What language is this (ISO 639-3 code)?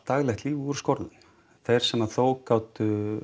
isl